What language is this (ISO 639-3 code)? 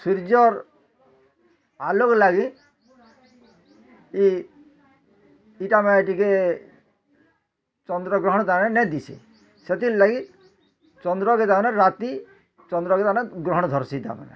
ori